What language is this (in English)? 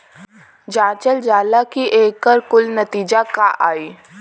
Bhojpuri